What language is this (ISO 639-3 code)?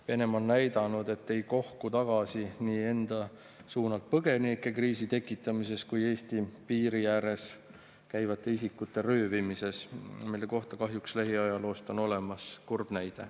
est